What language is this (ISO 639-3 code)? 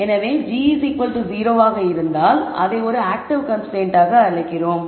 tam